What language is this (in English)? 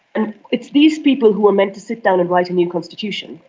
English